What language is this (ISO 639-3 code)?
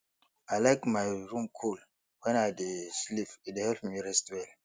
pcm